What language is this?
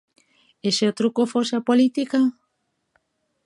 Galician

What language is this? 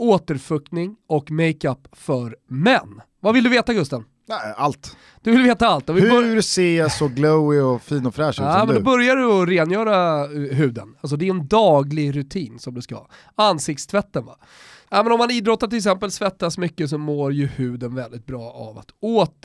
Swedish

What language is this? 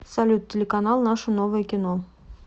Russian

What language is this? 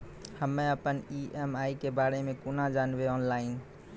Maithili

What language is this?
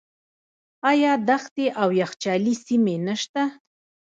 Pashto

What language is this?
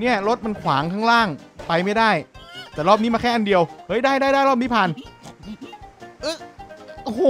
Thai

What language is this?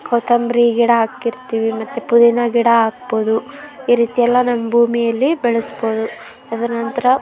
Kannada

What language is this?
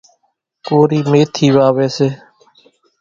Kachi Koli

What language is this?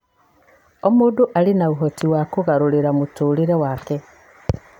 Kikuyu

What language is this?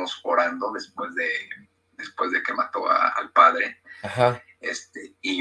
Spanish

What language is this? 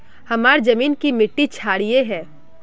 Magahi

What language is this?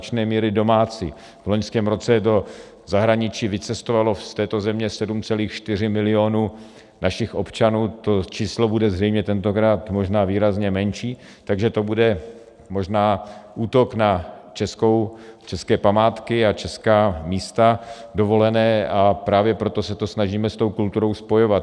Czech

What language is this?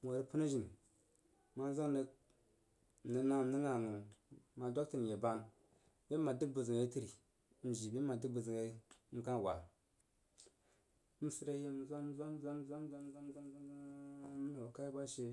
Jiba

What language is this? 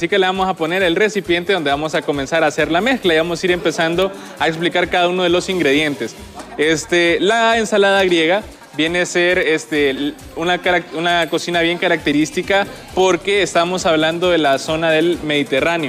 Spanish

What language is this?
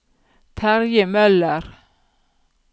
Norwegian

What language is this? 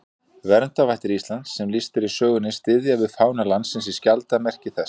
Icelandic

